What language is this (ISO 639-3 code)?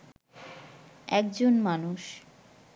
ben